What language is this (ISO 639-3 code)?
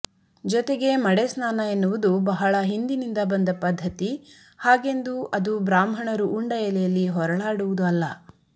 kan